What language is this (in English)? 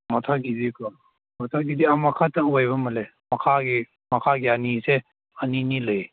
Manipuri